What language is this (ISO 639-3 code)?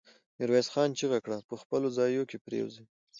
pus